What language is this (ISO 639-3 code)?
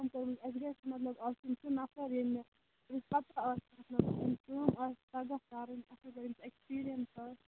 kas